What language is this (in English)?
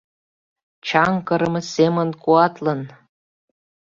Mari